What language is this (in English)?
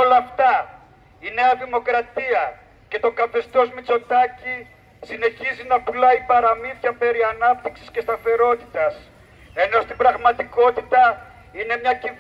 Greek